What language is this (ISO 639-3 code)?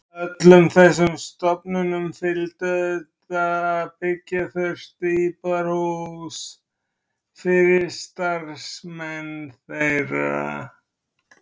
isl